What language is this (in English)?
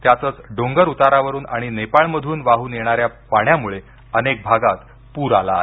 Marathi